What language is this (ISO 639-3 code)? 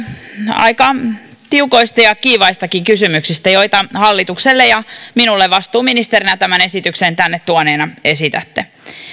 fin